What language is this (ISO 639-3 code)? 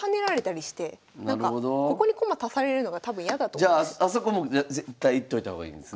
jpn